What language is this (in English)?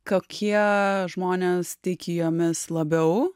Lithuanian